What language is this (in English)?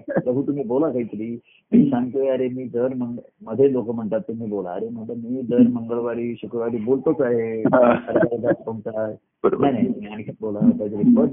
Marathi